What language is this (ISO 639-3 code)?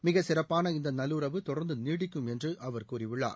tam